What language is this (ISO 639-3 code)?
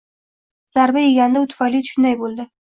uzb